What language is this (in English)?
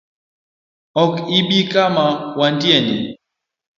Luo (Kenya and Tanzania)